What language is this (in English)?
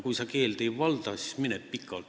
Estonian